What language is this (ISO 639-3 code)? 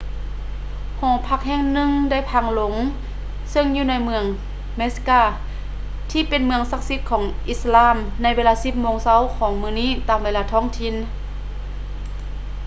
lao